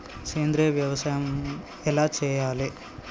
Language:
Telugu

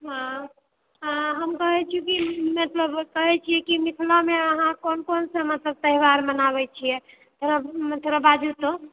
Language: Maithili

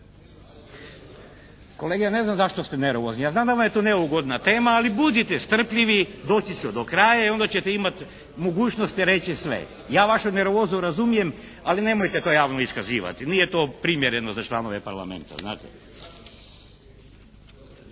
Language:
Croatian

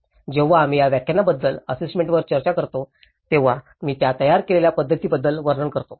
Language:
Marathi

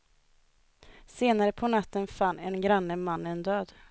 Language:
Swedish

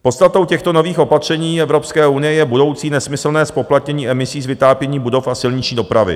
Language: Czech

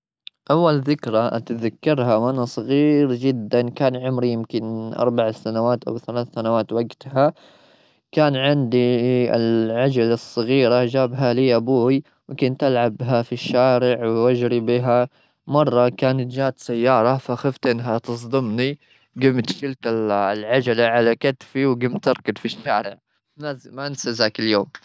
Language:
Gulf Arabic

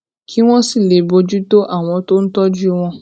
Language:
Yoruba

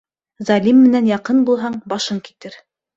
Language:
Bashkir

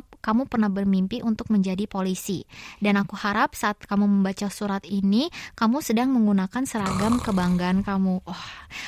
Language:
Indonesian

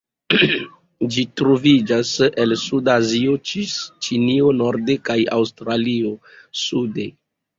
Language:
Esperanto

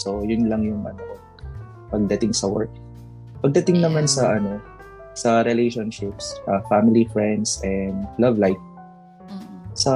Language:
Filipino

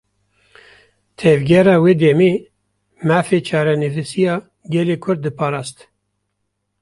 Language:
Kurdish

